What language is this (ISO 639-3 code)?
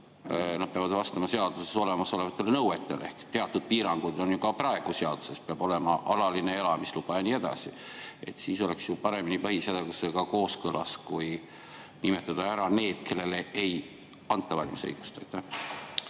est